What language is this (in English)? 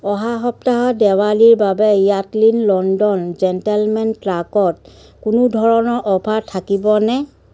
Assamese